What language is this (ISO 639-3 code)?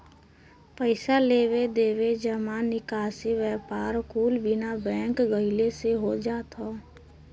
bho